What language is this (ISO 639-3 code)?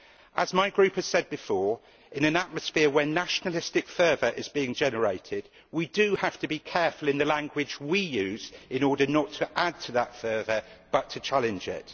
eng